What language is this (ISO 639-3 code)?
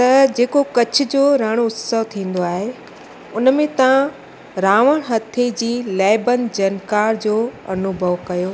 snd